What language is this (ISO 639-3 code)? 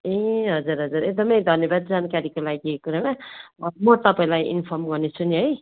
nep